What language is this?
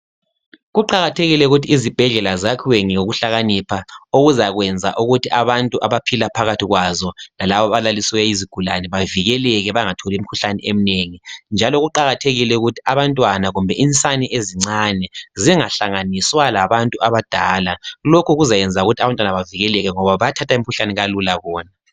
North Ndebele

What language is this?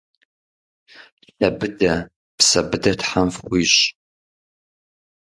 Kabardian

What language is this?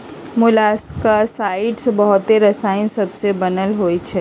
Magahi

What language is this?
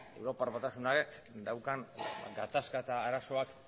Basque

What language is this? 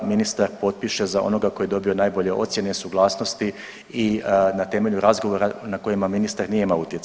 Croatian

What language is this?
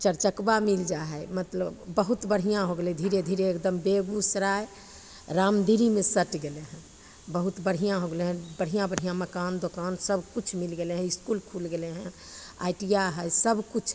Maithili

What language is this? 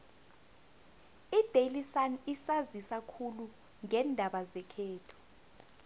South Ndebele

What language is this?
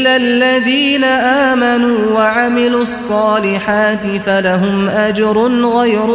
Urdu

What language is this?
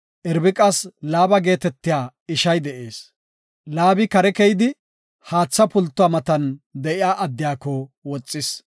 Gofa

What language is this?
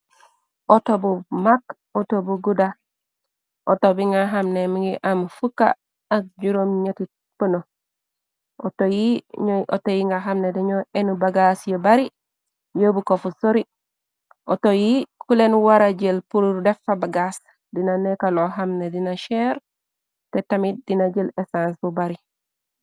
Wolof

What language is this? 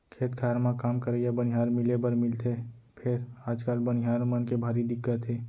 Chhattisgarhi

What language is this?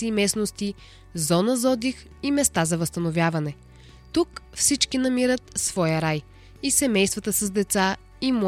Bulgarian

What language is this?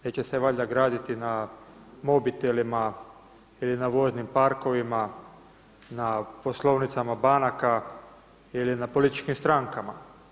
Croatian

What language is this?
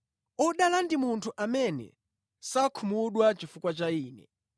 Nyanja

